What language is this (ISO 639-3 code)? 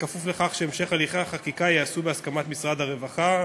heb